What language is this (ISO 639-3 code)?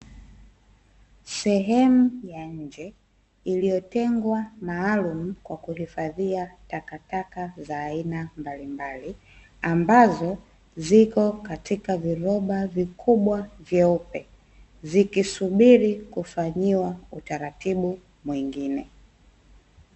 swa